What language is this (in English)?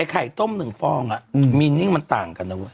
Thai